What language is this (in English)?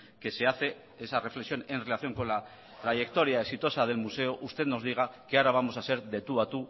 Spanish